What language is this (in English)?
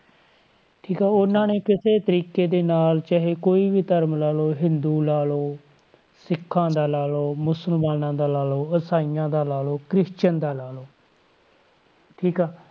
Punjabi